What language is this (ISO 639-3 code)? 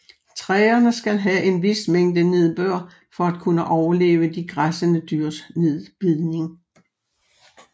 dan